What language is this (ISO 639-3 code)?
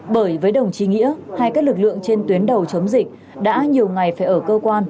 vie